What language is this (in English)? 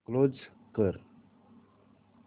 Marathi